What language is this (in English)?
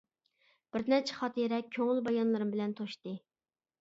Uyghur